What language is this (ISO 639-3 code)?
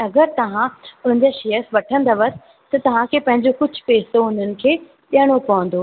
snd